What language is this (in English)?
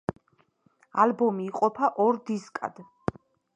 Georgian